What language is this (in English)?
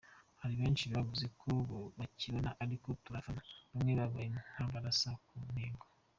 Kinyarwanda